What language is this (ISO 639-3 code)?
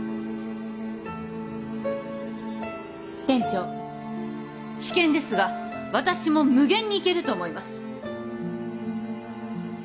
jpn